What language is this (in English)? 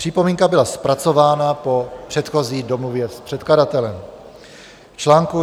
Czech